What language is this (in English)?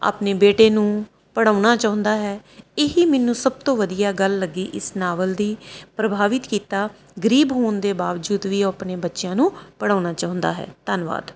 Punjabi